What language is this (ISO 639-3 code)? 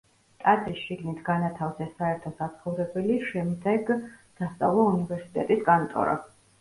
kat